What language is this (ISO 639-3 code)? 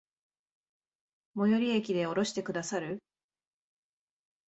jpn